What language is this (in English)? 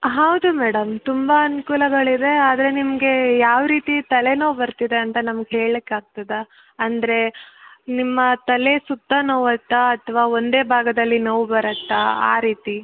Kannada